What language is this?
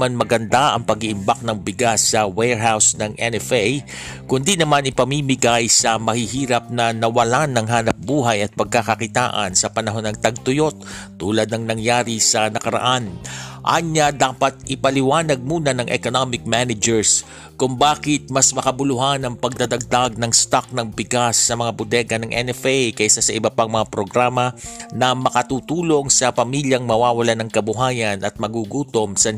Filipino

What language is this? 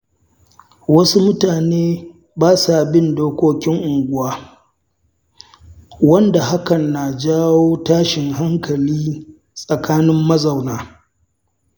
Hausa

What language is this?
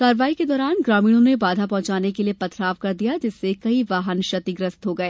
Hindi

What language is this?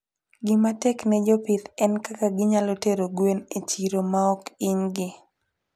Luo (Kenya and Tanzania)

